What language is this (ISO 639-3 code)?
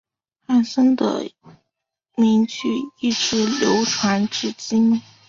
zho